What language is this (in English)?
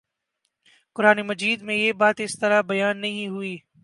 Urdu